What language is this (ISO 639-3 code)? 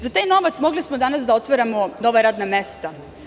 srp